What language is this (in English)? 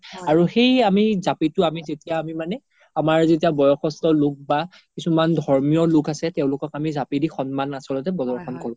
Assamese